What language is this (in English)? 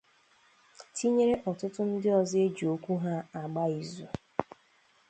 Igbo